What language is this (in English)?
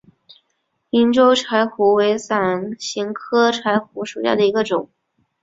Chinese